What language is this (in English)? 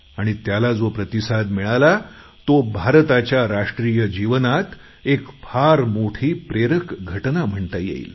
Marathi